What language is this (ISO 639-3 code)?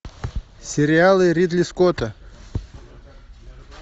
rus